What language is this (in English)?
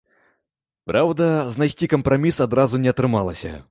Belarusian